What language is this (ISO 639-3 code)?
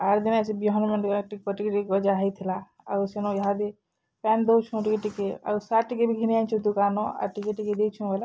ori